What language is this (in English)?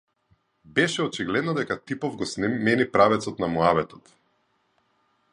Macedonian